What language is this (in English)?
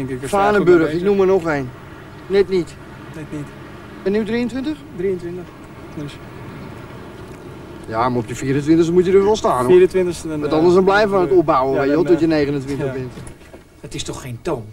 Dutch